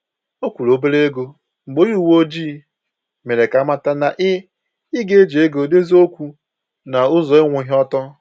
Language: Igbo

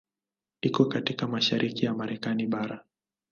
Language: Swahili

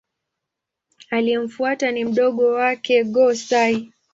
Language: Swahili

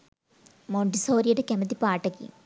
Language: Sinhala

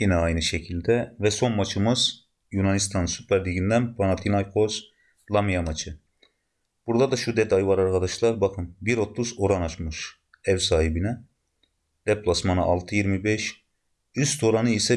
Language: Turkish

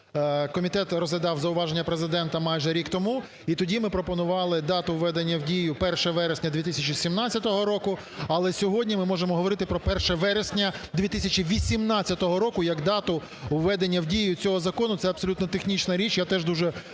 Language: Ukrainian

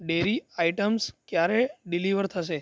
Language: Gujarati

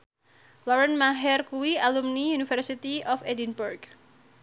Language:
Javanese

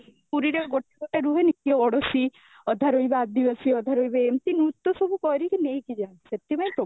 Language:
Odia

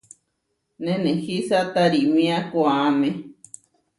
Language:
Huarijio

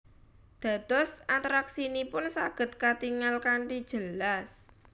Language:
Javanese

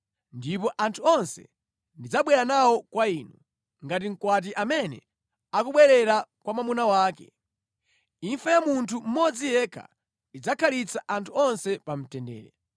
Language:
Nyanja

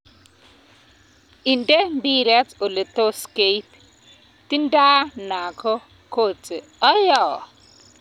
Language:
Kalenjin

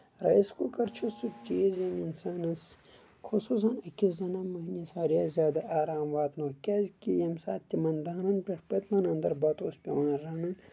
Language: Kashmiri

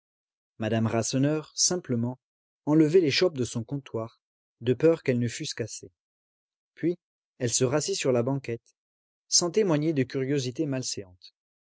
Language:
French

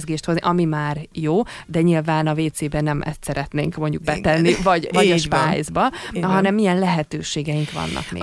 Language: Hungarian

